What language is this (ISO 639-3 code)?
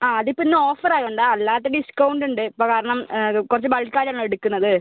mal